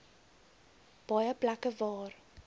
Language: Afrikaans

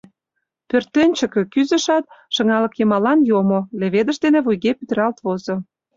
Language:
Mari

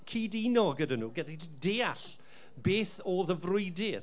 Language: Welsh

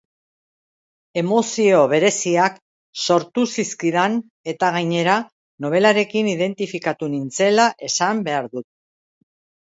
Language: Basque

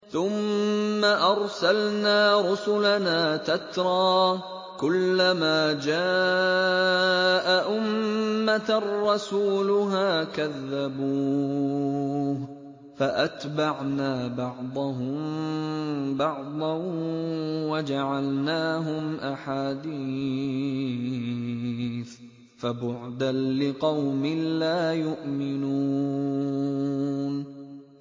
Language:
Arabic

